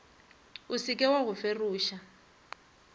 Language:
Northern Sotho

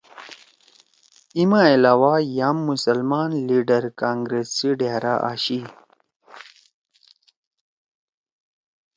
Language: Torwali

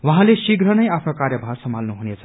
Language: Nepali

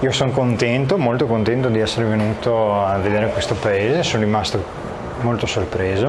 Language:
Italian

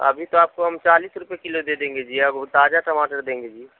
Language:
Urdu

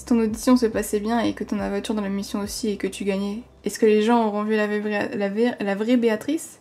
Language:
French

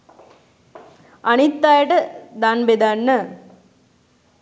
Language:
Sinhala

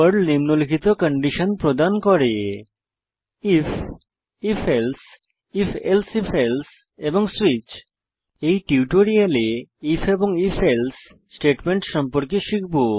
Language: Bangla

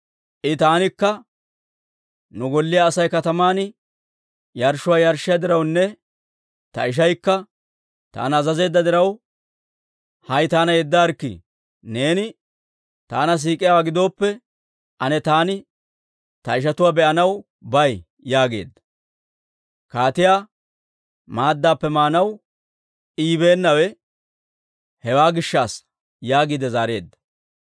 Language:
Dawro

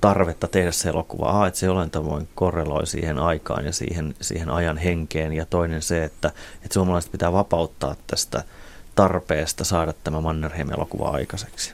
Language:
Finnish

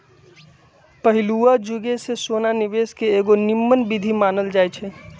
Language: Magahi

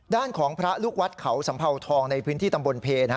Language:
Thai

